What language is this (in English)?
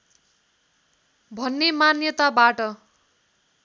Nepali